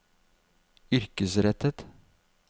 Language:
Norwegian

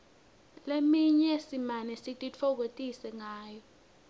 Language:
Swati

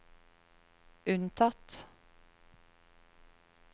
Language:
Norwegian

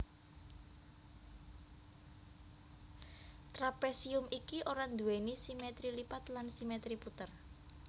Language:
Javanese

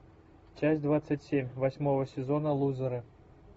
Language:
Russian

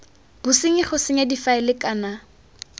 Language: Tswana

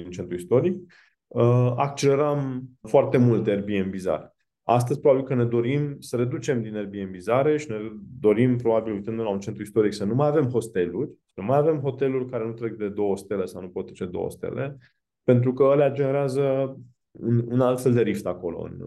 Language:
Romanian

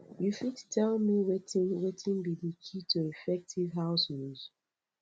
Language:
Nigerian Pidgin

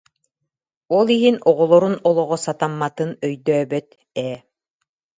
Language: Yakut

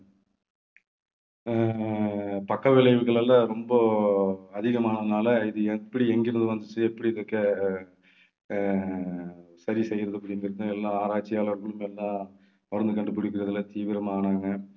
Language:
Tamil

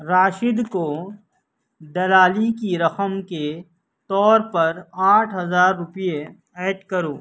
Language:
Urdu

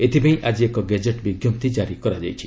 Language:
Odia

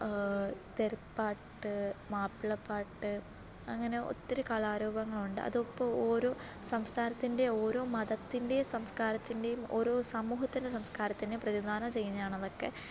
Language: Malayalam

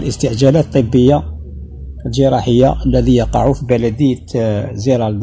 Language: Arabic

